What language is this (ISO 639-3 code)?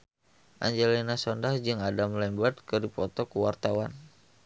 sun